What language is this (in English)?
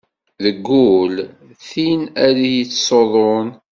Kabyle